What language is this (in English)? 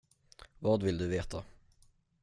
Swedish